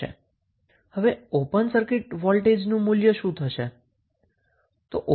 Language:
Gujarati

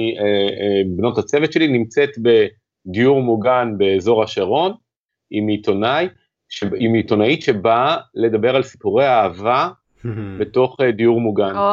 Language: Hebrew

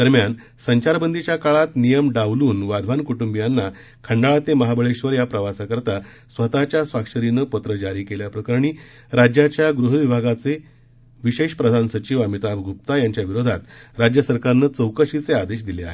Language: Marathi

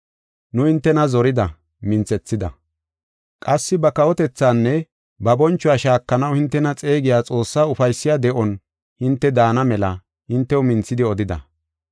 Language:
Gofa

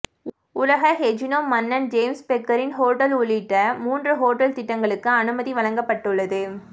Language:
Tamil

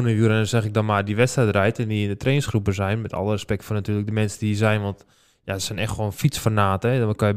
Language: Dutch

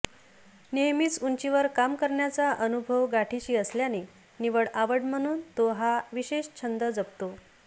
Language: Marathi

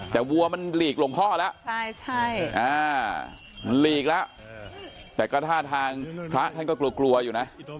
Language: Thai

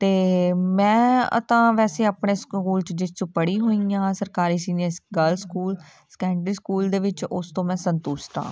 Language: Punjabi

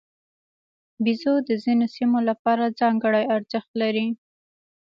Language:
Pashto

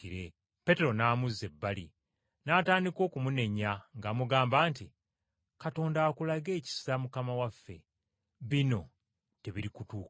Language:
Ganda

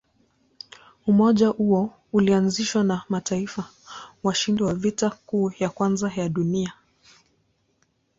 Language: Swahili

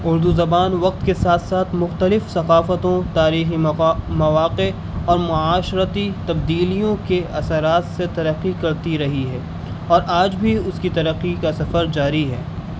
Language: Urdu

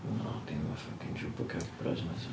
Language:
Welsh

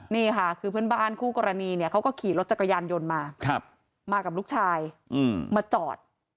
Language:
Thai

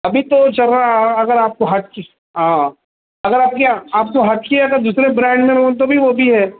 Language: Urdu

